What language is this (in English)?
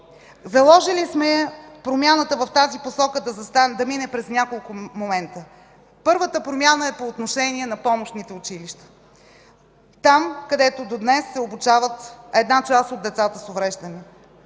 Bulgarian